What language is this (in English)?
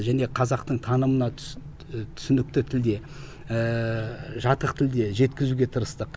Kazakh